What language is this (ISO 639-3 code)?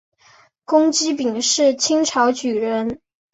zho